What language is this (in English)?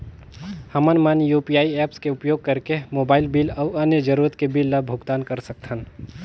Chhattisgarhi